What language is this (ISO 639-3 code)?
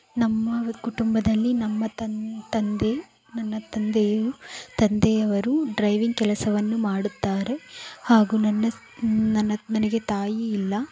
kan